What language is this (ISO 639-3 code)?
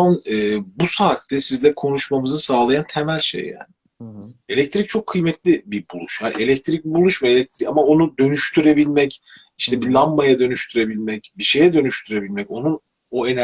tur